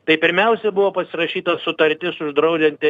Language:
Lithuanian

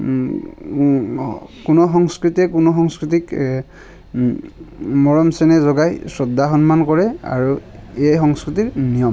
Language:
Assamese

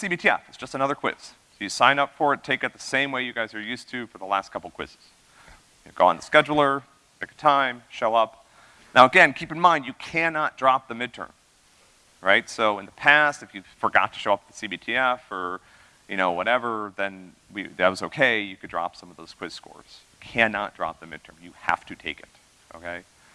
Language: English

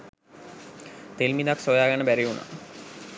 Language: Sinhala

